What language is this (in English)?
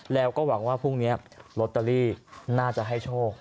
Thai